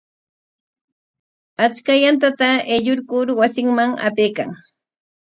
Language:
Corongo Ancash Quechua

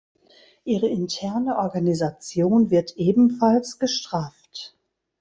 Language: German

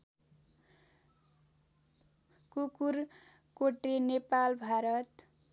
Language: Nepali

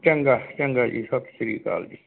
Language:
Punjabi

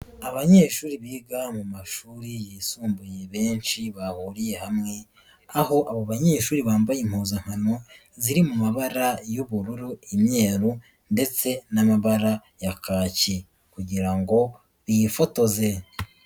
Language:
Kinyarwanda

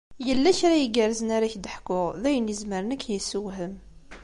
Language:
Kabyle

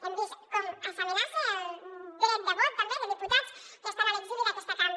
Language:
Catalan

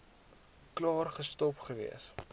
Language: Afrikaans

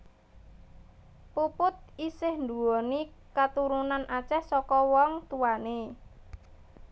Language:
Javanese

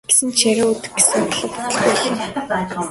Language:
Mongolian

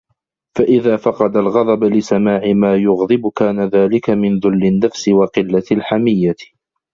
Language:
Arabic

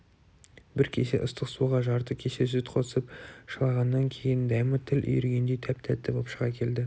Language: Kazakh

